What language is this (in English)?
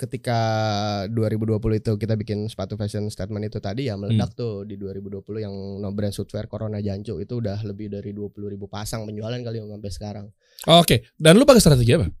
Indonesian